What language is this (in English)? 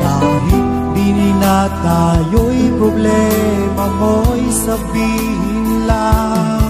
Indonesian